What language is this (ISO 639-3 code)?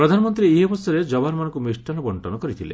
ori